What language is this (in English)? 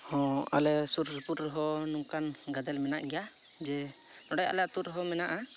Santali